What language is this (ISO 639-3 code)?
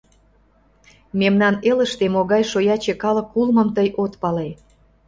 chm